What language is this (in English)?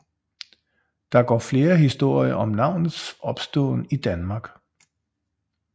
Danish